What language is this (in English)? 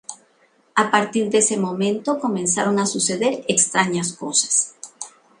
Spanish